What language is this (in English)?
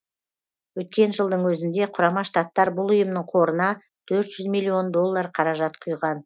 Kazakh